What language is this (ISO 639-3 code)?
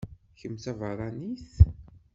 kab